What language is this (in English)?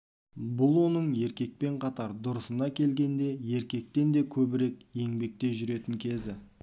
Kazakh